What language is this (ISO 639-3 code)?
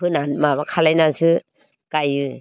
brx